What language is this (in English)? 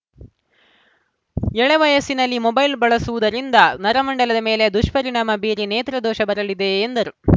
Kannada